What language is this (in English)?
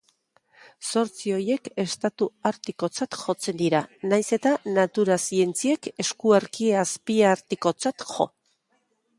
Basque